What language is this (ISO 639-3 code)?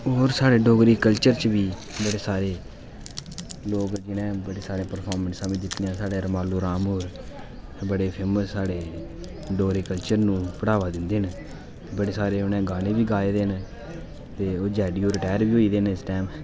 doi